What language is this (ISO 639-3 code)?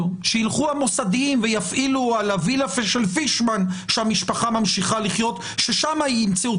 heb